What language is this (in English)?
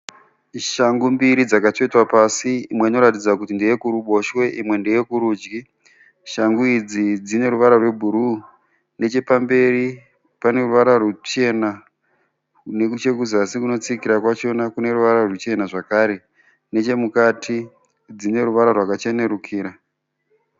Shona